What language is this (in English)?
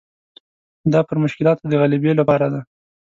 Pashto